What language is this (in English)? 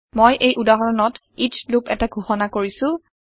Assamese